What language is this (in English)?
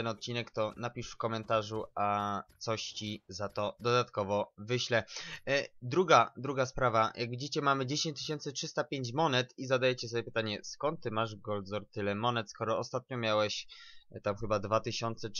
Polish